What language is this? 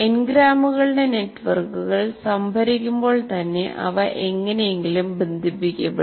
Malayalam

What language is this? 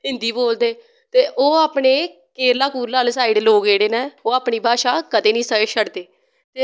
Dogri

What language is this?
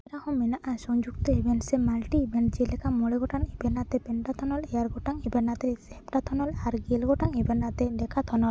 Santali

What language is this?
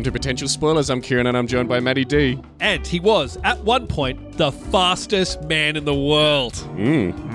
English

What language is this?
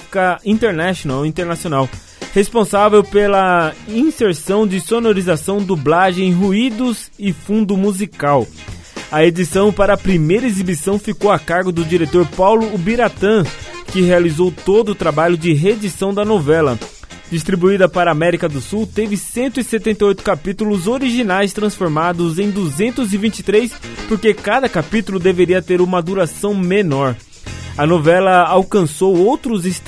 Portuguese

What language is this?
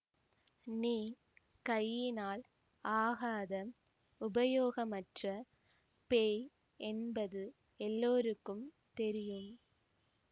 Tamil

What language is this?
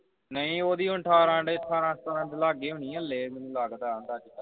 Punjabi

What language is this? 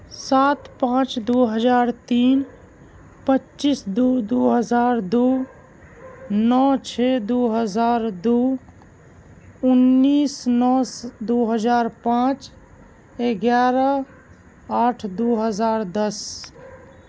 Urdu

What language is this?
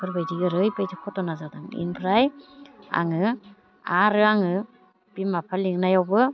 Bodo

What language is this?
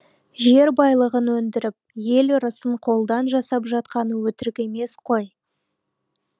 Kazakh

